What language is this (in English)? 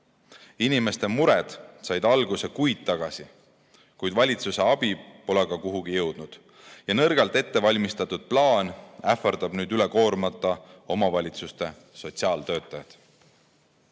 Estonian